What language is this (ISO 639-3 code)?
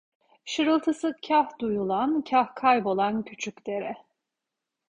tur